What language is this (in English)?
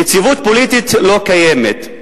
Hebrew